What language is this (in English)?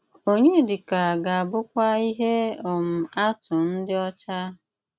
Igbo